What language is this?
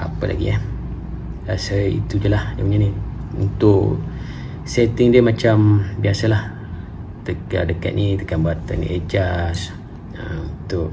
Malay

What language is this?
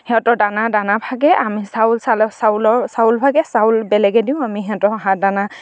Assamese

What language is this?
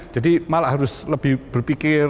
Indonesian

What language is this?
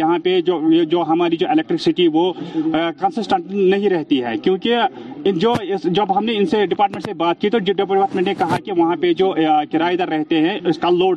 Urdu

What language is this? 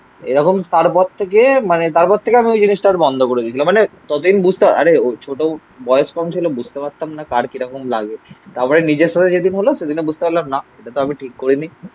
Bangla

